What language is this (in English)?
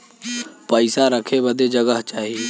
Bhojpuri